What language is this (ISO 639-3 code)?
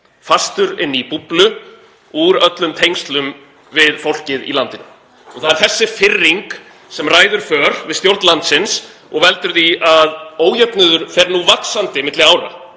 isl